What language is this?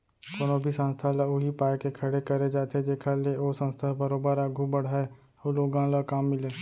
Chhattisgarhi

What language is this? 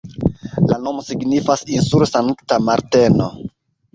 Esperanto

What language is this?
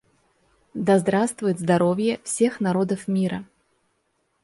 Russian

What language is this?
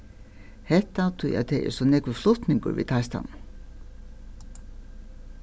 Faroese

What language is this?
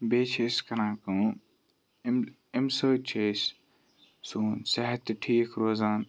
Kashmiri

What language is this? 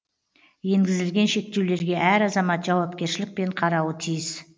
Kazakh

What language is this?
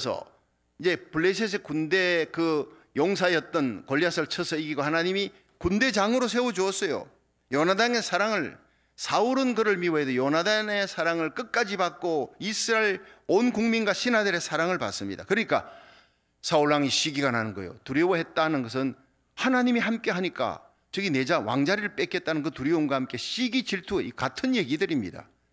Korean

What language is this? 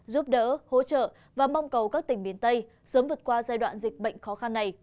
Vietnamese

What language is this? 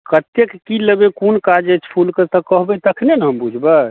Maithili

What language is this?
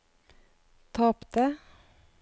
Norwegian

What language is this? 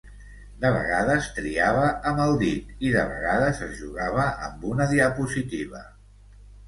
Catalan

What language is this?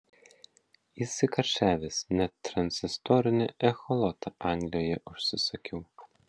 Lithuanian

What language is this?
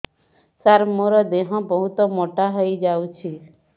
Odia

